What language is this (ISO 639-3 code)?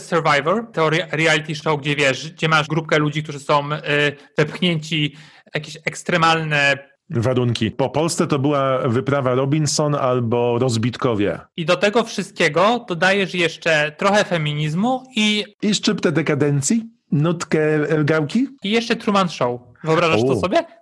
pol